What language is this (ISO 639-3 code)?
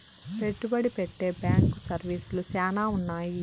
tel